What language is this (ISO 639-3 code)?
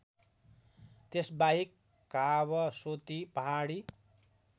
nep